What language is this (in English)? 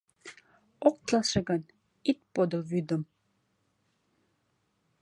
Mari